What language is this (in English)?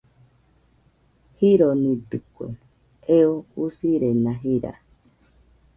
Nüpode Huitoto